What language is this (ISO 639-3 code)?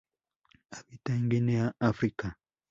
spa